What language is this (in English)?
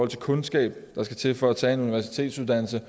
Danish